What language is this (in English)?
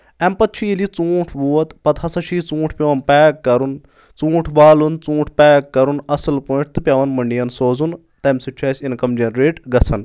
Kashmiri